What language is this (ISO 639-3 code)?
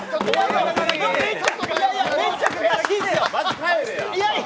jpn